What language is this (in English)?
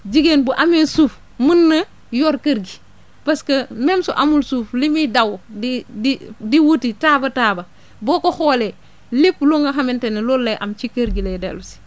Wolof